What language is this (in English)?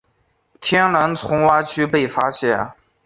Chinese